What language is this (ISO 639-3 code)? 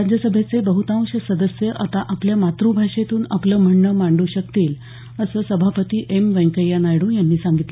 mar